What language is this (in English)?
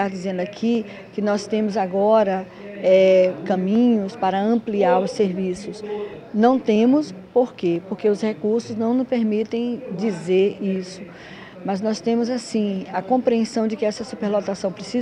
Portuguese